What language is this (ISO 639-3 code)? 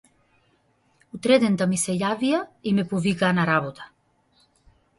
mkd